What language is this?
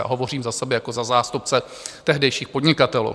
Czech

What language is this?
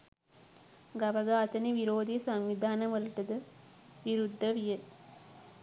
Sinhala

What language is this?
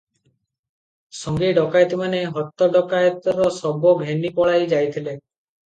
Odia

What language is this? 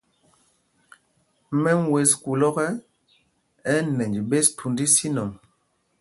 Mpumpong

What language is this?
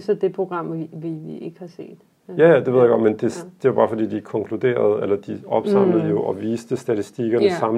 Danish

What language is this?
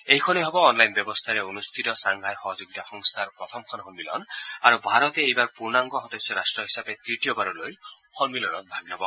Assamese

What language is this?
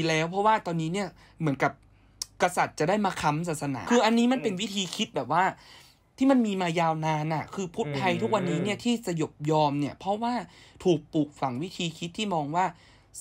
Thai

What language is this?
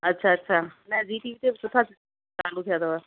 Sindhi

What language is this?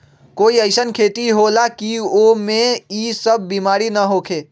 Magahi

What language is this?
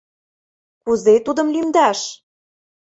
Mari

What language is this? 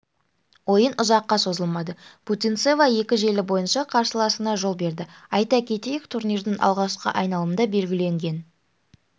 Kazakh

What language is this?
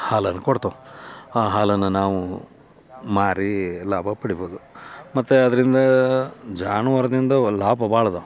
Kannada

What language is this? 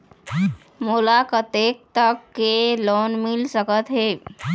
Chhattisgarhi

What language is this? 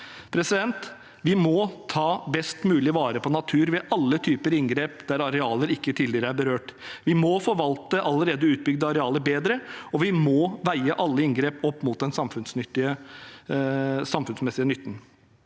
Norwegian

